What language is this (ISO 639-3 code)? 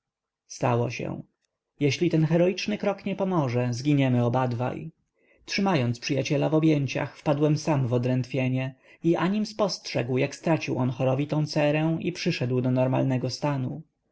pol